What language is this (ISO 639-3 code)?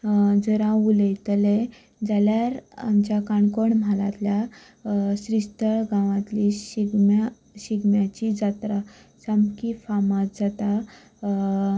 kok